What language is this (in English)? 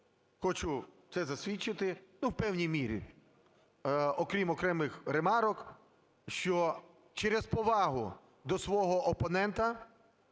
Ukrainian